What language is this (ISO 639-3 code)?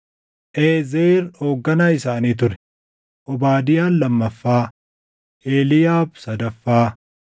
orm